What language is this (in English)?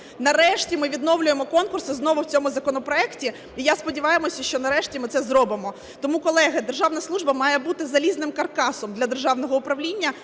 Ukrainian